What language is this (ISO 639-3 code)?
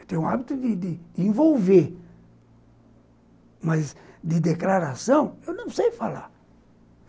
por